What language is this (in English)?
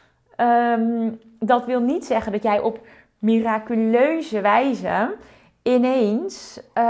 Dutch